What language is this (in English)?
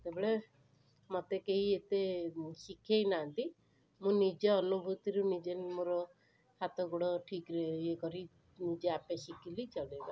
Odia